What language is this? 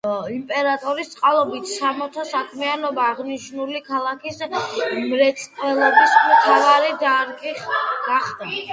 Georgian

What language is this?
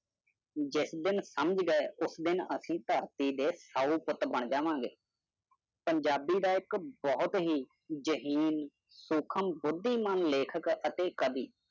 Punjabi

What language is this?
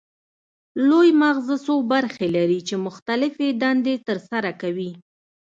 Pashto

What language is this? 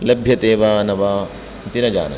Sanskrit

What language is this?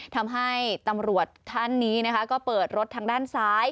Thai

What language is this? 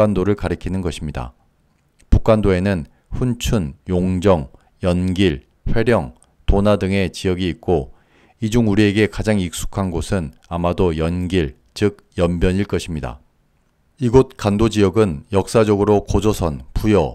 Korean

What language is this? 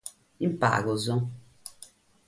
Sardinian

